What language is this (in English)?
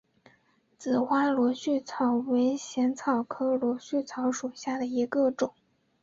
Chinese